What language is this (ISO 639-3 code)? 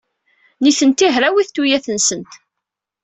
kab